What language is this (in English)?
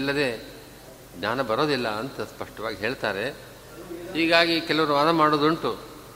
Kannada